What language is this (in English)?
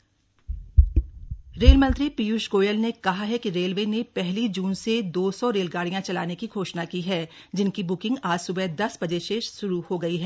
Hindi